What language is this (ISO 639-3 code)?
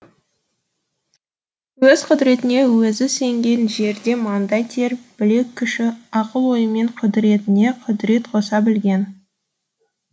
kaz